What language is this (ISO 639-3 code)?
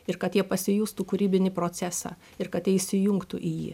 lit